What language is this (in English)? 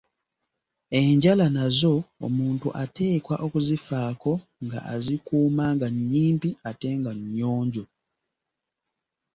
Ganda